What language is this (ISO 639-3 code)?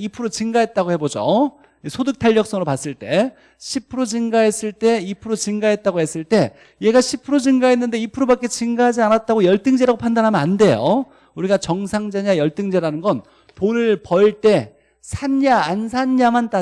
kor